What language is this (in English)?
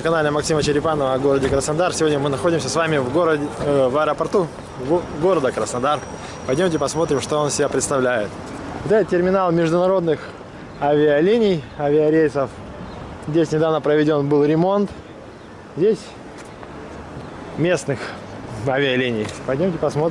Russian